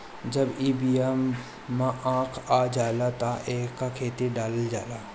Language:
Bhojpuri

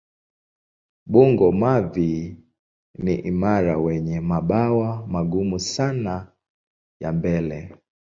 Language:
Swahili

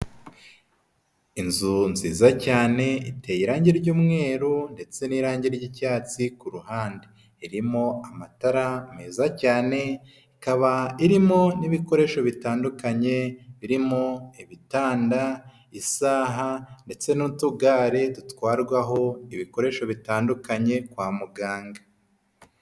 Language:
Kinyarwanda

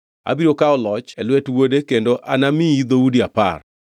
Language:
Luo (Kenya and Tanzania)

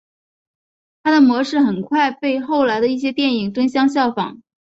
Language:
Chinese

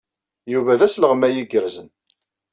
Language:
Kabyle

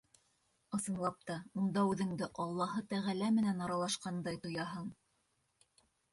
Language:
Bashkir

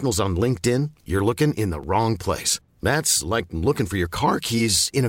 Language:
Filipino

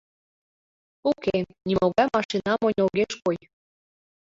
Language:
Mari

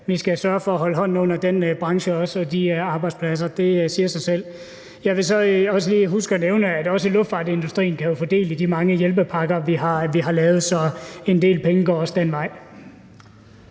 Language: Danish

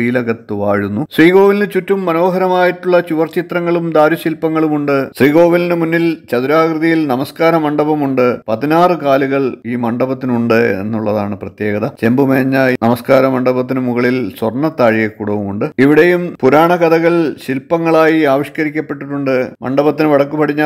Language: Malayalam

